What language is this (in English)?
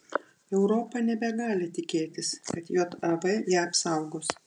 Lithuanian